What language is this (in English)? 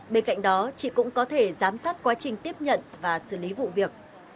Vietnamese